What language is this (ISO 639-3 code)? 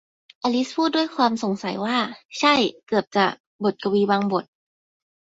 tha